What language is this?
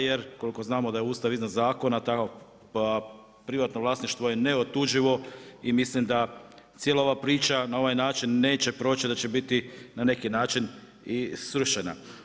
Croatian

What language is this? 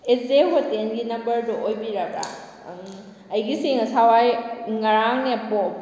Manipuri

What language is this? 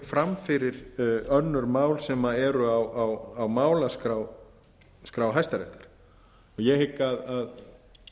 Icelandic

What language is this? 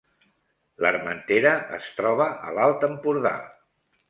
Catalan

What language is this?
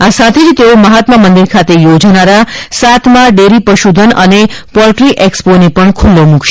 Gujarati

